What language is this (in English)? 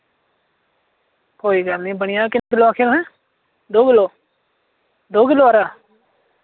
Dogri